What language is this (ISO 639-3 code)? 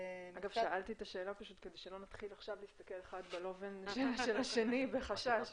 heb